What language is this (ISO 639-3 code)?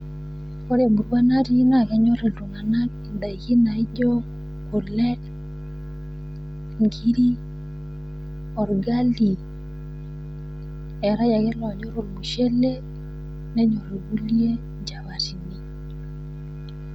mas